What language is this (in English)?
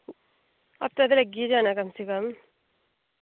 Dogri